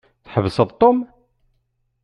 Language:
Kabyle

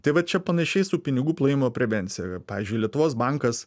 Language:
Lithuanian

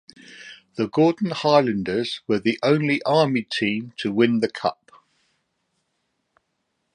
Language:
English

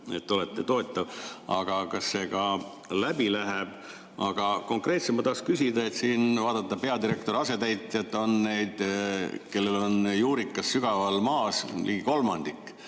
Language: Estonian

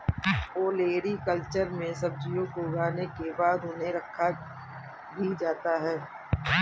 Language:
Hindi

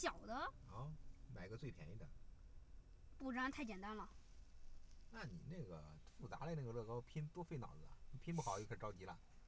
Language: Chinese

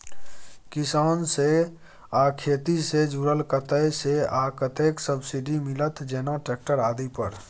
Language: Maithili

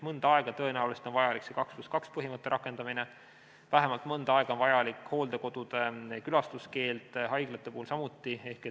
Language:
Estonian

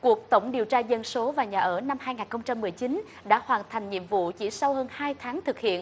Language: Vietnamese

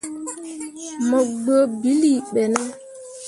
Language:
Mundang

